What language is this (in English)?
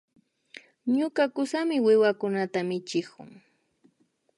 Imbabura Highland Quichua